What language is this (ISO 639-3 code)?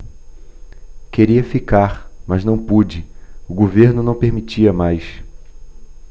por